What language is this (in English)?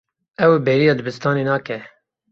Kurdish